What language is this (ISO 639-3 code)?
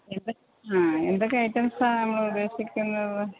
mal